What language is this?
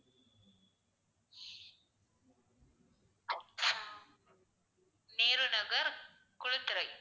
Tamil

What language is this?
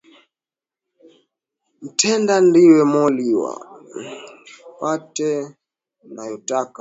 Swahili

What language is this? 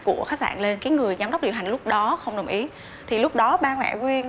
Vietnamese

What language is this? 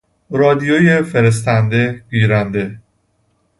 Persian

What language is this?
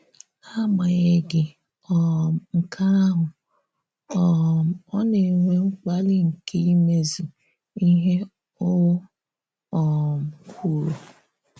Igbo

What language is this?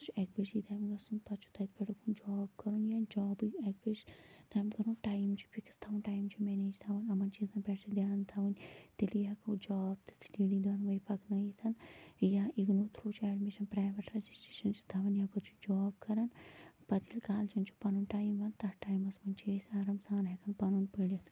Kashmiri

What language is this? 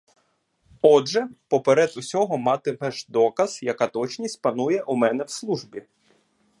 Ukrainian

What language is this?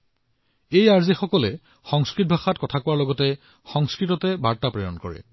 Assamese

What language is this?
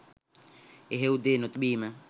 Sinhala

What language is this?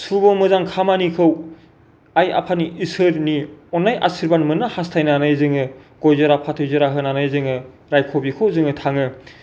Bodo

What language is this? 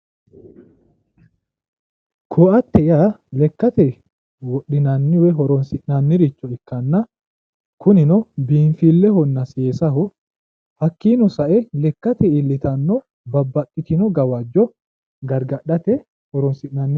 Sidamo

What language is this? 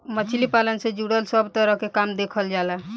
Bhojpuri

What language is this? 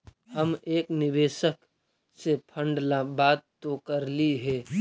Magahi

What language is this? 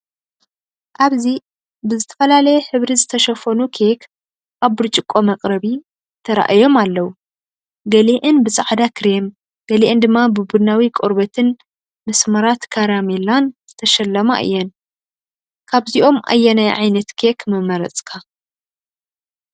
Tigrinya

